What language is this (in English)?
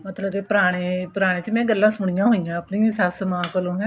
Punjabi